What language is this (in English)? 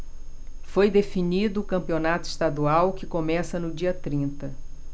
Portuguese